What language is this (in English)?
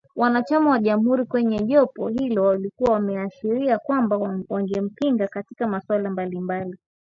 Swahili